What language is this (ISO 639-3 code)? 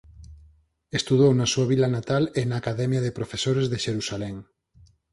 glg